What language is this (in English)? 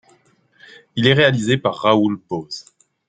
French